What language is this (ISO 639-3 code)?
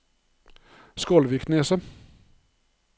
nor